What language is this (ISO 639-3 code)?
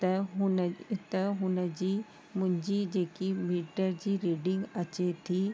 snd